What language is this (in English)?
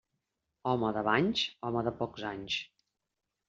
Catalan